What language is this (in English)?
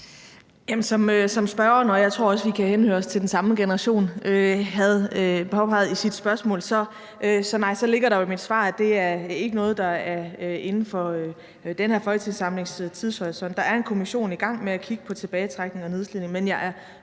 Danish